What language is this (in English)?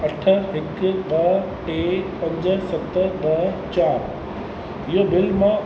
Sindhi